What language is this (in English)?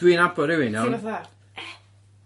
Welsh